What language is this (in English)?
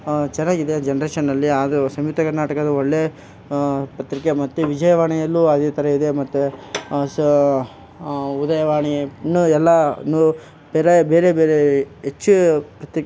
Kannada